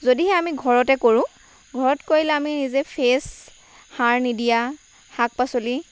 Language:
Assamese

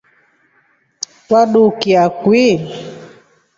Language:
Rombo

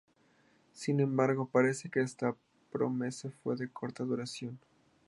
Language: Spanish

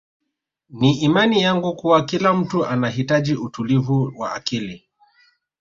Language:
Swahili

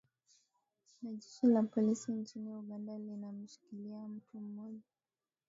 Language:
Swahili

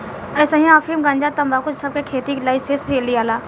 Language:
Bhojpuri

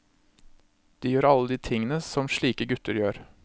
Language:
Norwegian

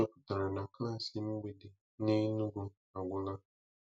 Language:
Igbo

